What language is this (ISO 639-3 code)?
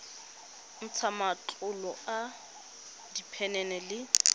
tsn